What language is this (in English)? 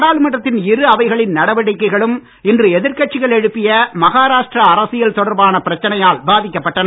Tamil